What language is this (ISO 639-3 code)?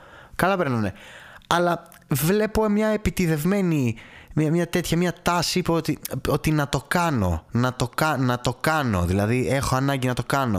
ell